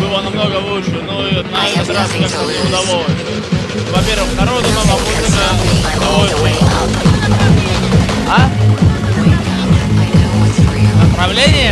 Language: Russian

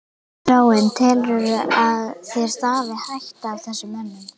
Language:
Icelandic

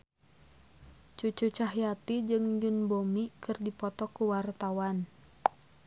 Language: Sundanese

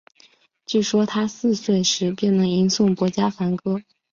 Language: Chinese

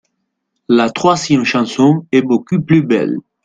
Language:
French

